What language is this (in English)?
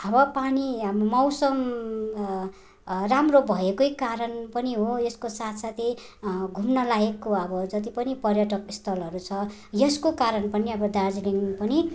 Nepali